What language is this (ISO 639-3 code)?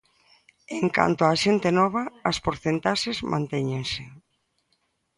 glg